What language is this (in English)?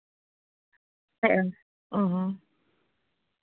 Santali